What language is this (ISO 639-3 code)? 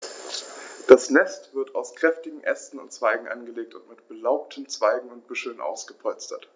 deu